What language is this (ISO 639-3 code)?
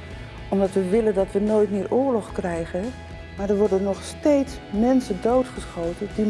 nld